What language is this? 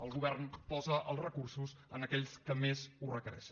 Catalan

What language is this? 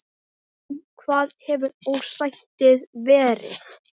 Icelandic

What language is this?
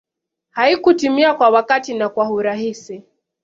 Swahili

